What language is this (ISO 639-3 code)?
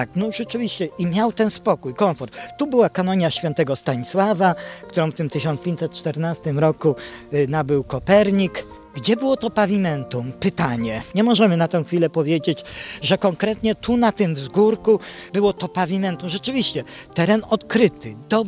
pol